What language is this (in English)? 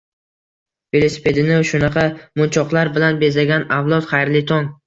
Uzbek